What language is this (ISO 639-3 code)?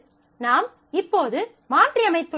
tam